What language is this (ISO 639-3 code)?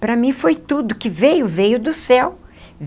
por